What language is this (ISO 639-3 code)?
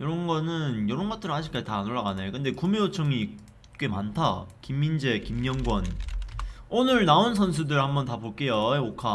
kor